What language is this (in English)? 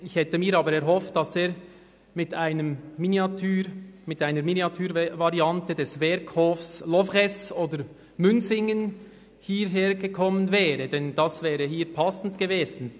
Swiss German